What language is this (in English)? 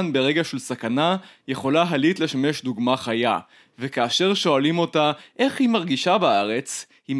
Hebrew